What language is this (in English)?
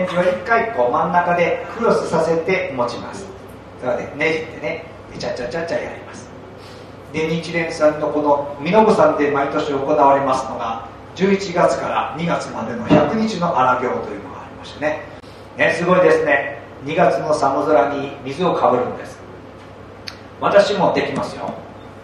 Japanese